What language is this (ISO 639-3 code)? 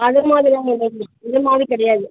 tam